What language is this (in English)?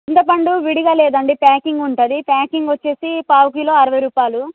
Telugu